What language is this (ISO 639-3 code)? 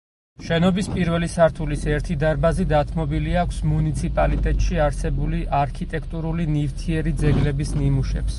kat